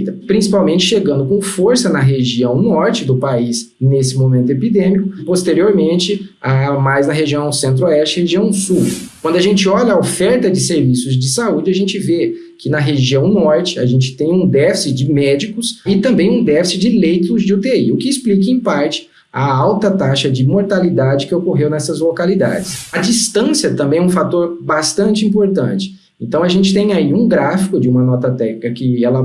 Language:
Portuguese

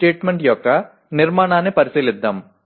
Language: Telugu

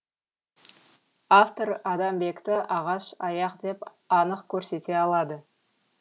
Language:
Kazakh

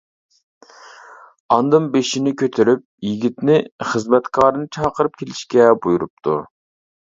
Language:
Uyghur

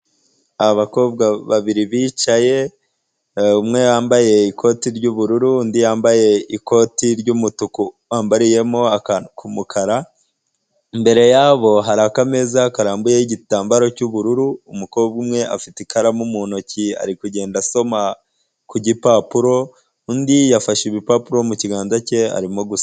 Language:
Kinyarwanda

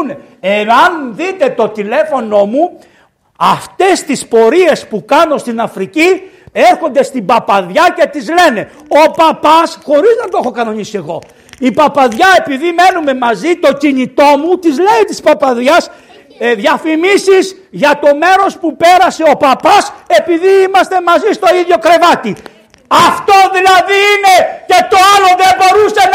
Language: Greek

